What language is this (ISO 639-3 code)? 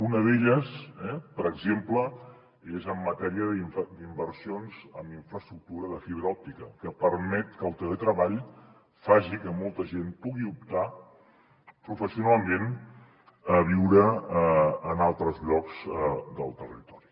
cat